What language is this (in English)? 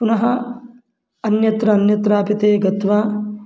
Sanskrit